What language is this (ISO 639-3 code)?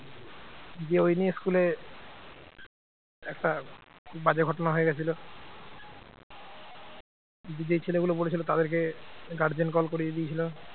ben